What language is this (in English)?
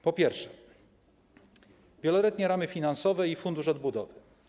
Polish